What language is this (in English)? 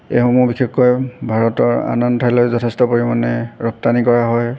Assamese